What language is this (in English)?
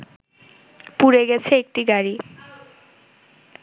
Bangla